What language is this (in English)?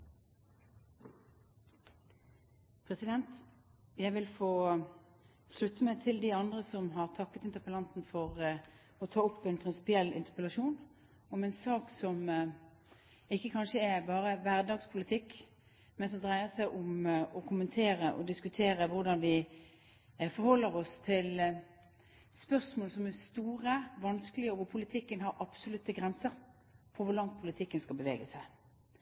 Norwegian Bokmål